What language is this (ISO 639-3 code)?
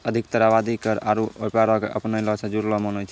mai